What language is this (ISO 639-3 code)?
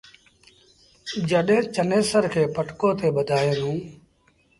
sbn